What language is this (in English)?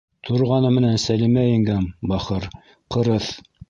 Bashkir